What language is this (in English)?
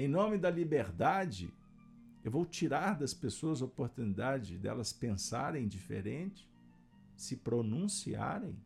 Portuguese